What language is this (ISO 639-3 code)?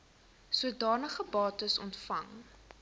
afr